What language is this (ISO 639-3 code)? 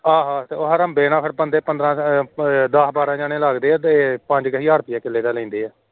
pan